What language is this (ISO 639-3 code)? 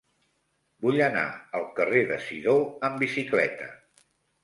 cat